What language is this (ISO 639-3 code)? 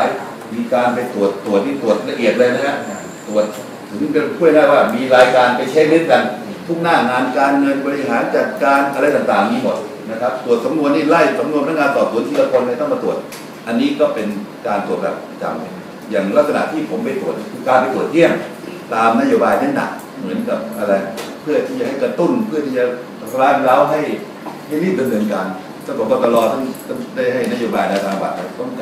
tha